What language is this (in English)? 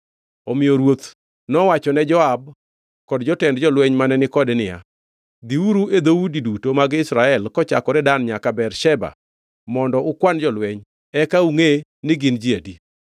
Luo (Kenya and Tanzania)